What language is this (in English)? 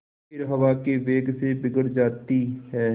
Hindi